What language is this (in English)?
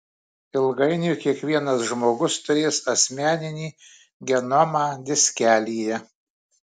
Lithuanian